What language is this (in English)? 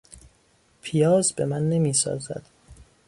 Persian